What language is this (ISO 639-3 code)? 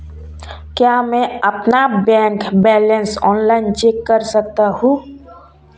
hin